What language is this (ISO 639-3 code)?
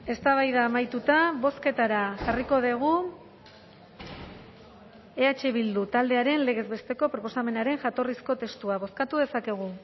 eus